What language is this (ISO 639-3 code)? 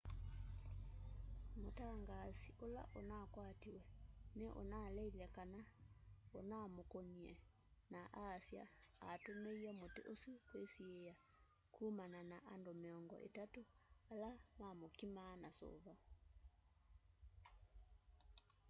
kam